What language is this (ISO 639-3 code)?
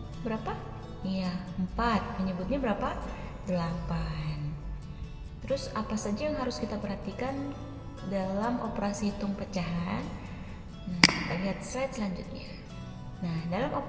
ind